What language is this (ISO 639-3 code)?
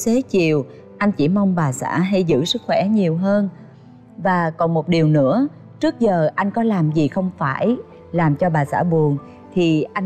vie